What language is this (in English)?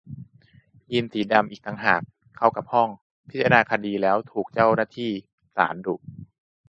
Thai